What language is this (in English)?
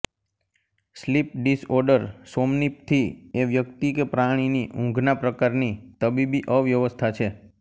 Gujarati